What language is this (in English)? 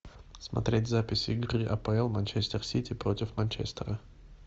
Russian